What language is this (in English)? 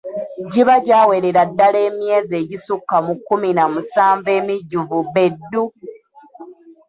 Ganda